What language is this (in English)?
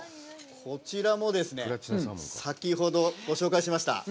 Japanese